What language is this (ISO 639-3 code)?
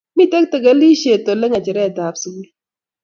kln